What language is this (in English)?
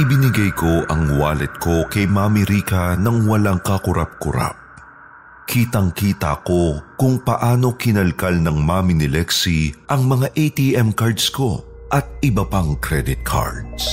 Filipino